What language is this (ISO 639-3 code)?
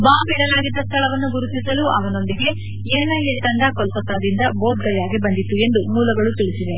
kan